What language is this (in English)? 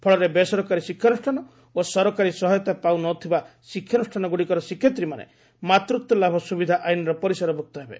Odia